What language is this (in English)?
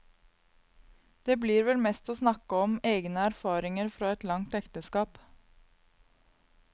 Norwegian